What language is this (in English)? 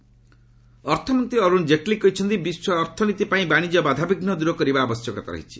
Odia